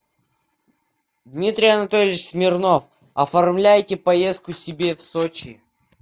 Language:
Russian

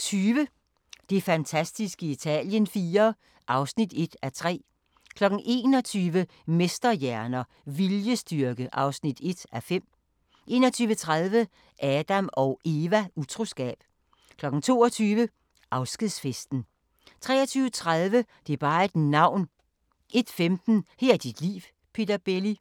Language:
Danish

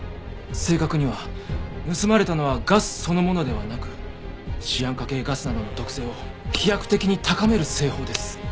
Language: Japanese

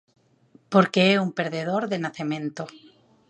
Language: Galician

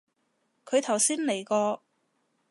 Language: Cantonese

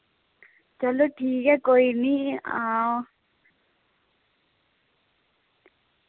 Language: Dogri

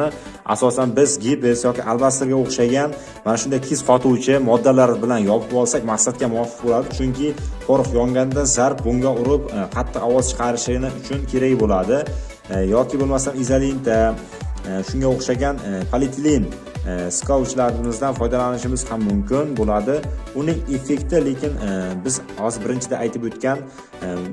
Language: Uzbek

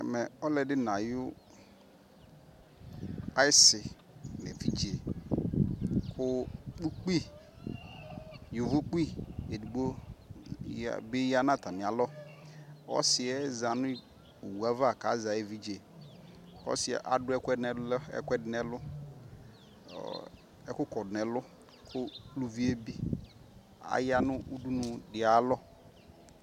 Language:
Ikposo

